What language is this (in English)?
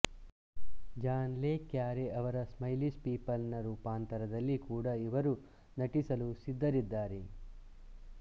Kannada